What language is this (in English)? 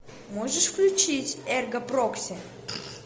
Russian